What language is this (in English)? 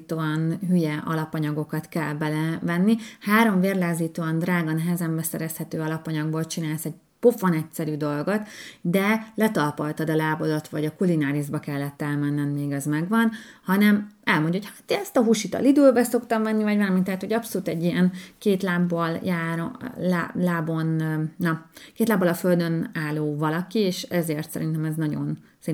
Hungarian